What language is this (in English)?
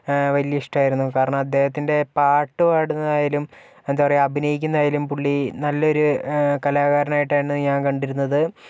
Malayalam